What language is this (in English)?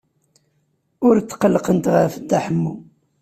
Kabyle